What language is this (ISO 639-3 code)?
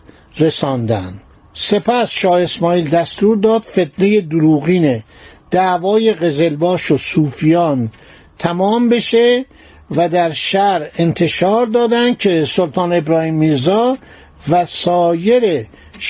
fas